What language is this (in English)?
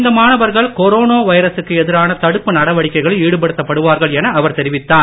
Tamil